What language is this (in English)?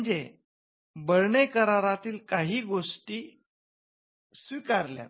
Marathi